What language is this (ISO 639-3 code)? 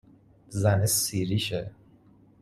fas